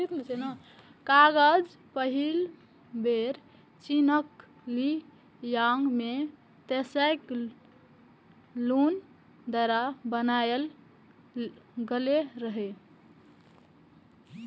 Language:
Maithili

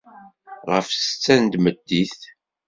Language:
Kabyle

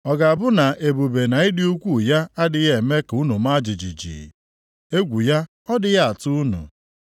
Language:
Igbo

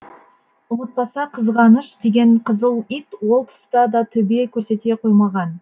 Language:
Kazakh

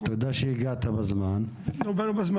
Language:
Hebrew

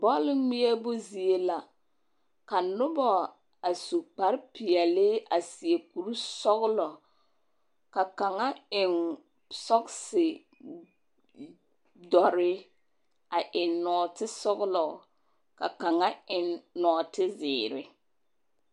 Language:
Southern Dagaare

